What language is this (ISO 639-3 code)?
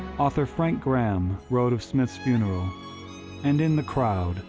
eng